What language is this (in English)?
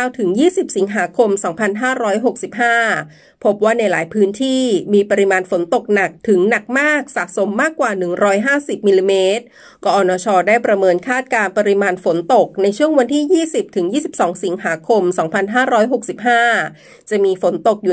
Thai